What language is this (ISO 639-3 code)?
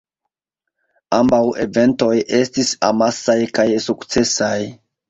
epo